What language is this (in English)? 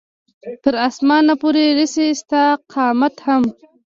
Pashto